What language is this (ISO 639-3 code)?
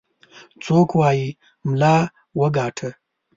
pus